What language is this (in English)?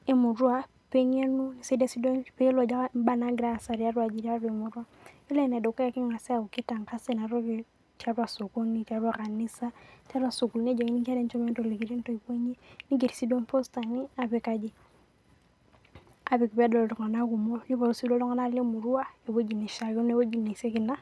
Masai